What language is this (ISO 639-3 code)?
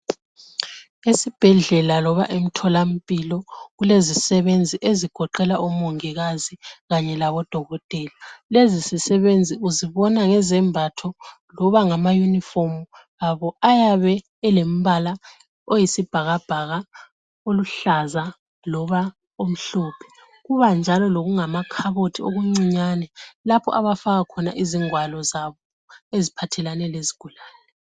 nde